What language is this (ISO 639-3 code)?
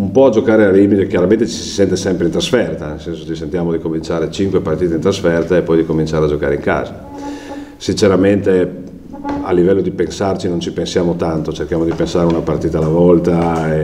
ita